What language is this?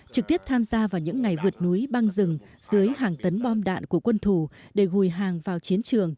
Vietnamese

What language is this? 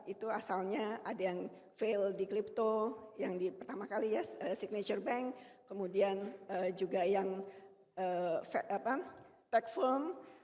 Indonesian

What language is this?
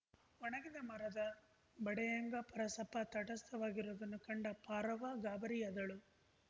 Kannada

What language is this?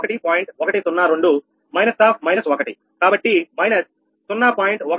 Telugu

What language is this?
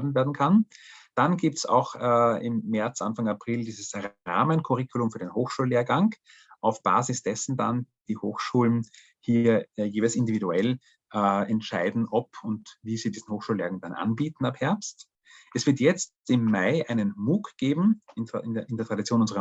German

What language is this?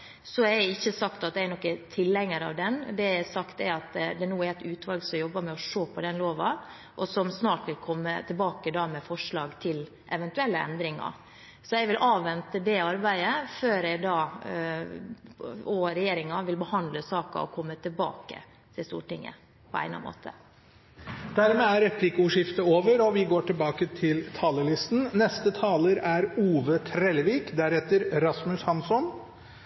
Norwegian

